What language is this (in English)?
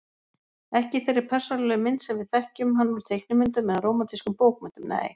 Icelandic